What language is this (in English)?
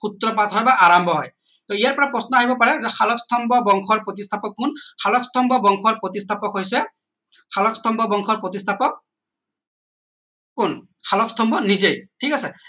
Assamese